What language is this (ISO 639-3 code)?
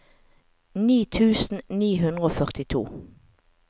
nor